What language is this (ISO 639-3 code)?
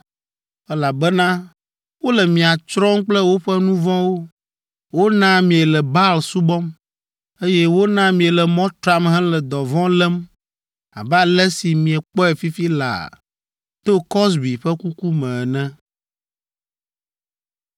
ewe